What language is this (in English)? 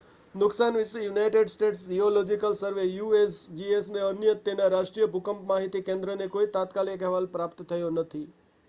Gujarati